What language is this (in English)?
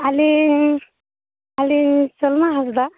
Santali